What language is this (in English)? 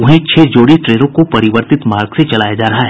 Hindi